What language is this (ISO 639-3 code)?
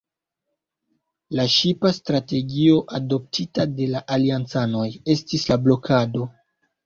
epo